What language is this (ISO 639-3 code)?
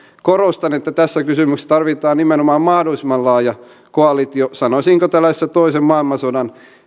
fin